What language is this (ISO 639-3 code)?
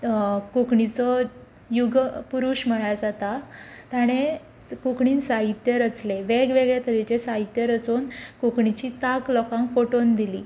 kok